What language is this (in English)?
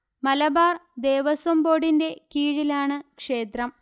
Malayalam